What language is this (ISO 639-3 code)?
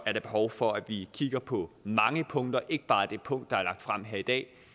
dan